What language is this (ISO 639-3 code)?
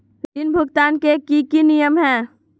mag